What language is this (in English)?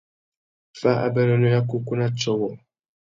Tuki